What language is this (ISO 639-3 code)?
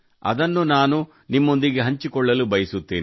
kan